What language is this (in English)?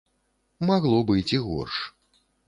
Belarusian